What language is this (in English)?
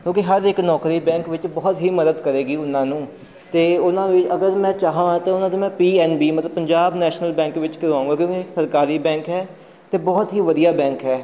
Punjabi